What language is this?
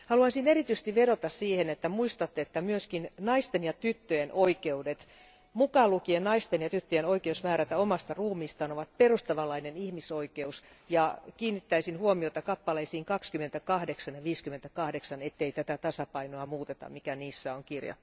Finnish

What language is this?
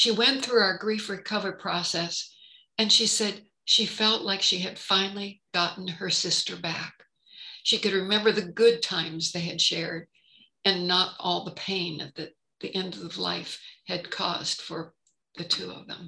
English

